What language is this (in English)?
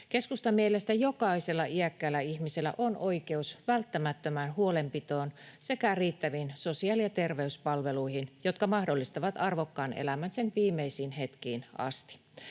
Finnish